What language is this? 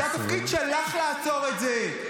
Hebrew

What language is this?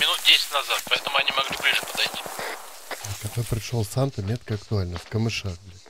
Russian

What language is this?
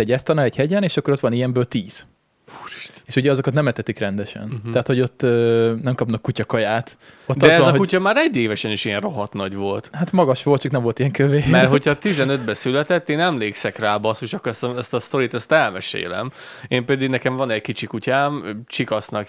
Hungarian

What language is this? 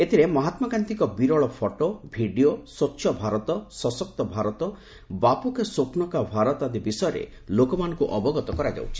Odia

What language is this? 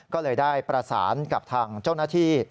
Thai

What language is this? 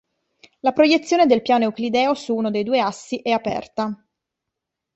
Italian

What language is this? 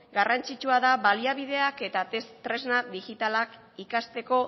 Basque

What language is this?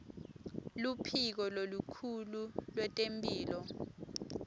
Swati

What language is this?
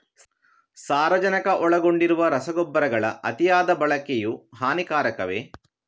Kannada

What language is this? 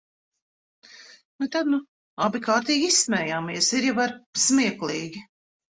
Latvian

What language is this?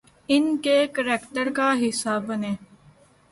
Urdu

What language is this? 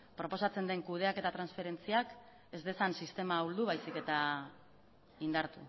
Basque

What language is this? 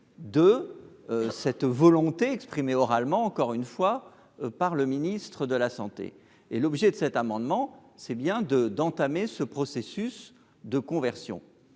French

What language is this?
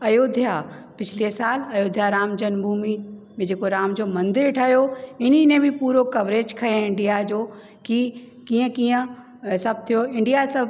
Sindhi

